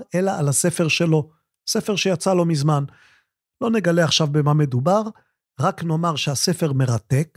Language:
Hebrew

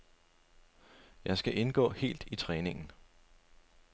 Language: Danish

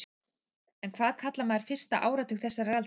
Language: Icelandic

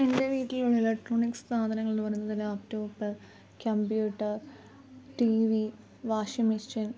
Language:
Malayalam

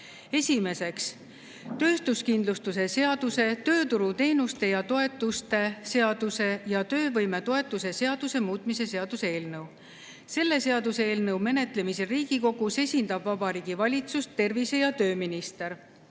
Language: Estonian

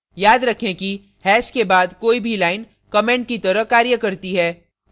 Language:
Hindi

